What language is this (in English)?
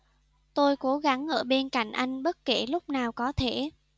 Vietnamese